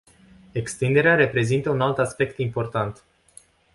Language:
Romanian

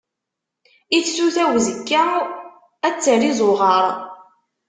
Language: Kabyle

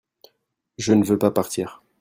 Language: French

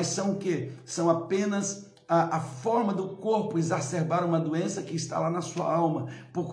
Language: Portuguese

